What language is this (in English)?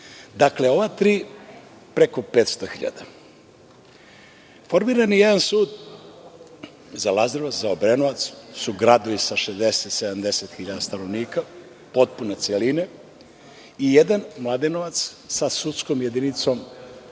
Serbian